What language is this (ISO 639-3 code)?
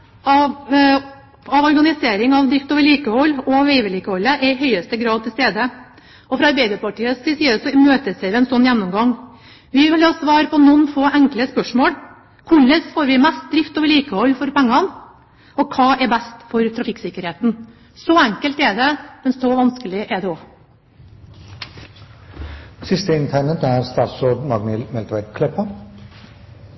nor